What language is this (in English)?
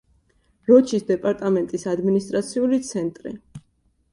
Georgian